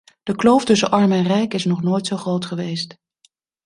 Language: Dutch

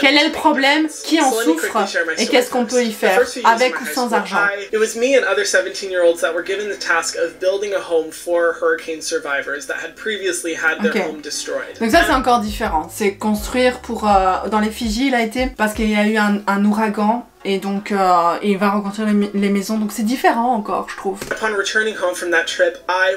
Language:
French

